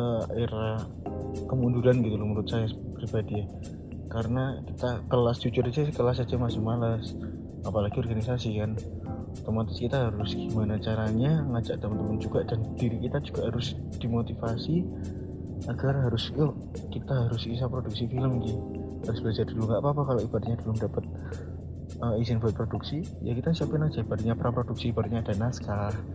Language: Indonesian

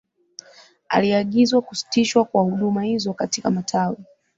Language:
Swahili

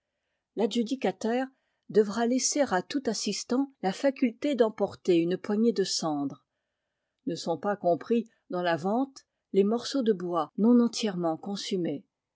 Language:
French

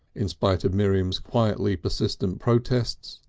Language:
English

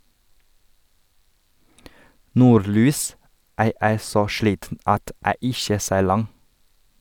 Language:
Norwegian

